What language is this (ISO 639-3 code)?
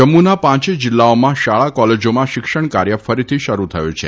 guj